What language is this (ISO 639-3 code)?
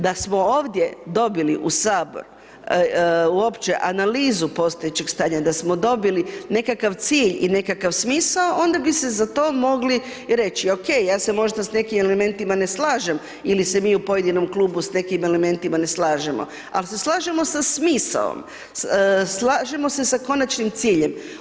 hrv